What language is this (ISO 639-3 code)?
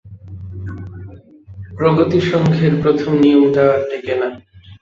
ben